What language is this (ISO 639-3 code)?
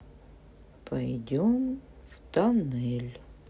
rus